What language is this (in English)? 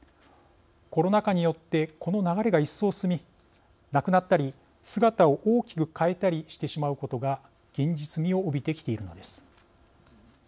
Japanese